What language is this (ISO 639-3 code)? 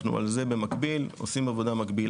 heb